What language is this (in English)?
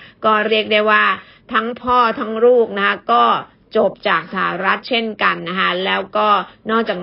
Thai